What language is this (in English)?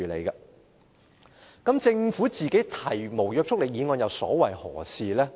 Cantonese